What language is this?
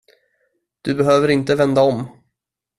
Swedish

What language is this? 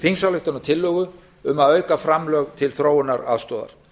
Icelandic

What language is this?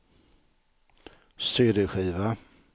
Swedish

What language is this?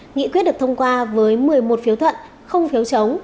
Vietnamese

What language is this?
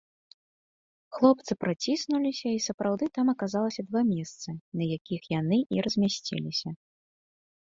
Belarusian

